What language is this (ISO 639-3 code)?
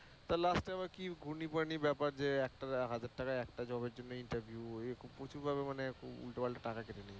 ben